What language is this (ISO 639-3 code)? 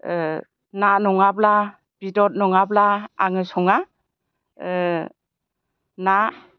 brx